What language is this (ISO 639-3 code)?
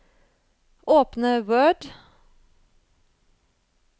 nor